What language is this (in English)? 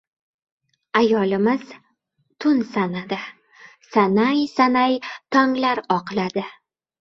Uzbek